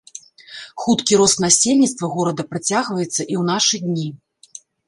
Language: Belarusian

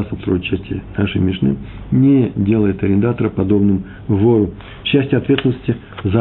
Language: Russian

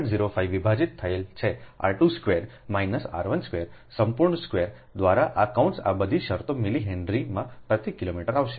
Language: Gujarati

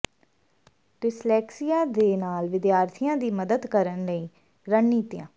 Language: Punjabi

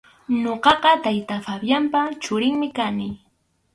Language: Arequipa-La Unión Quechua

